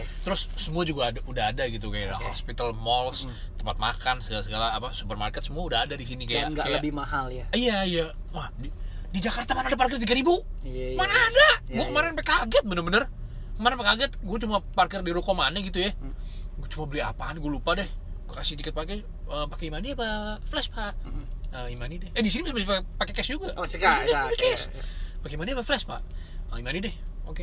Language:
Indonesian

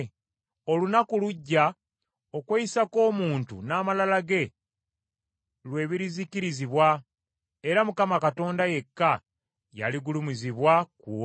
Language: Ganda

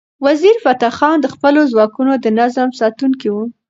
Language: Pashto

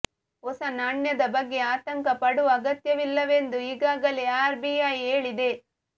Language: Kannada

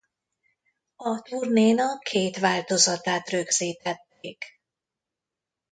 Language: Hungarian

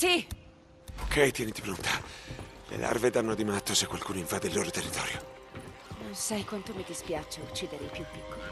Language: Italian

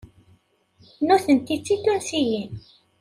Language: Kabyle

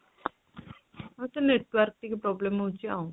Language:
Odia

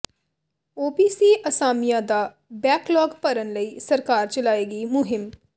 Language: Punjabi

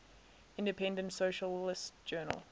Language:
English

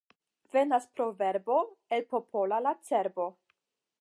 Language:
Esperanto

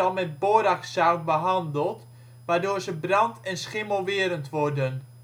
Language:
Dutch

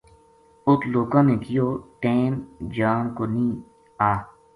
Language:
Gujari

